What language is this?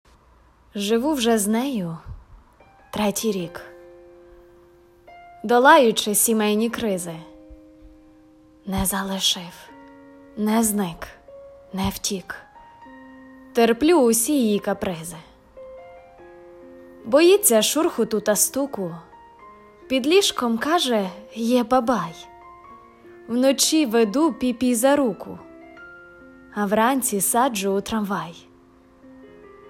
Ukrainian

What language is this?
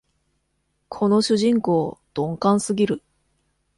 Japanese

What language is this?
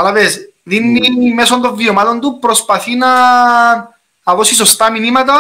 Greek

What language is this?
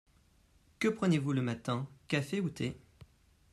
French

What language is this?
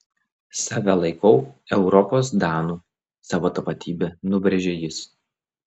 Lithuanian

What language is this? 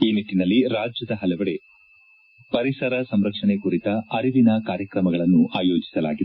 Kannada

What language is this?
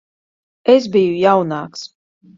Latvian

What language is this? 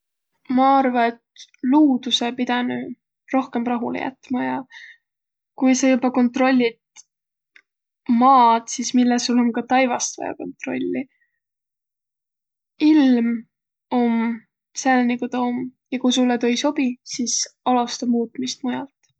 Võro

